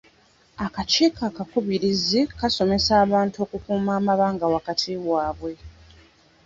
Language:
Ganda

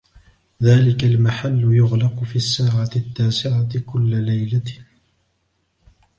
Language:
Arabic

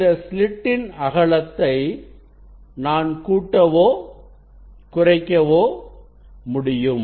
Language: Tamil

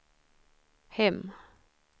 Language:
Swedish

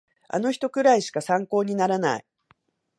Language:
Japanese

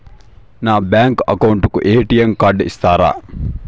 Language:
Telugu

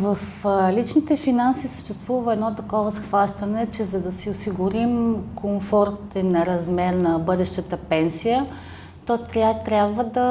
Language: Bulgarian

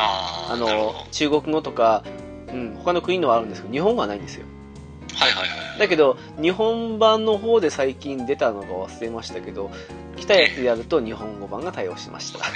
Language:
Japanese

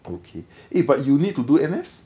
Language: English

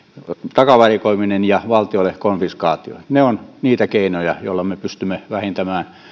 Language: Finnish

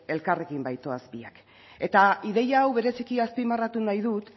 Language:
Basque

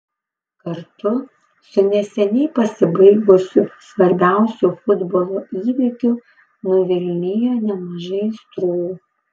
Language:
Lithuanian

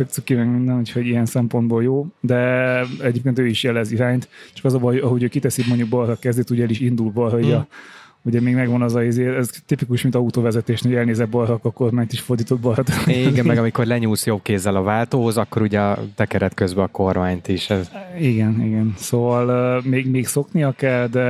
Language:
Hungarian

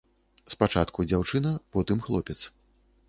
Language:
Belarusian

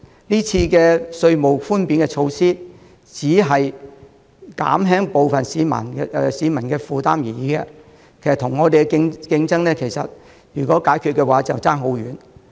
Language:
Cantonese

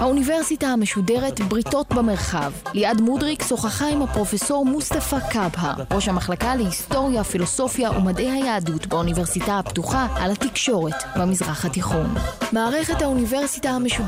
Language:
Hebrew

